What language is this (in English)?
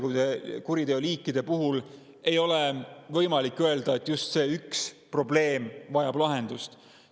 Estonian